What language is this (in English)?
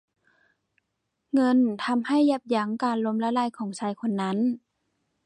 Thai